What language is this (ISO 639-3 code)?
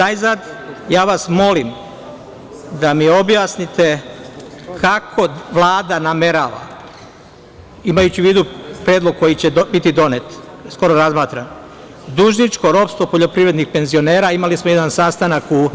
srp